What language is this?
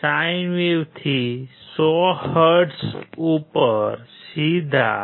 Gujarati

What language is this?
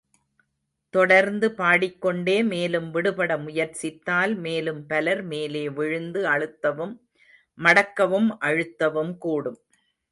Tamil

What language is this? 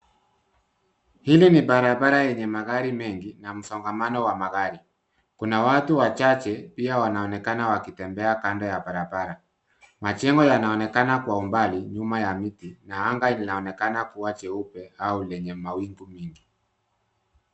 Swahili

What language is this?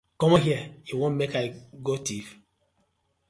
Nigerian Pidgin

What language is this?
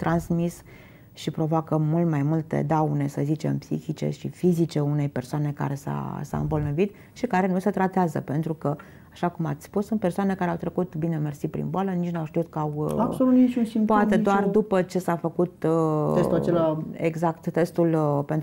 Romanian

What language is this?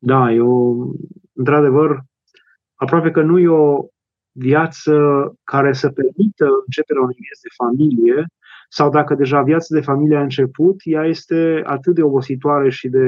Romanian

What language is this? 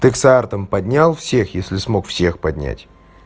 Russian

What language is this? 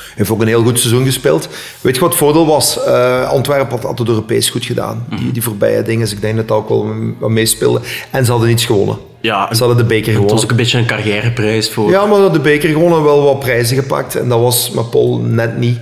Dutch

